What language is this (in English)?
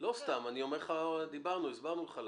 Hebrew